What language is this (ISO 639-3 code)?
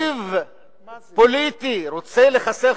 heb